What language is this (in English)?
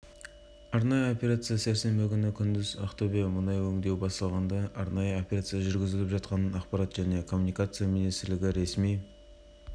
Kazakh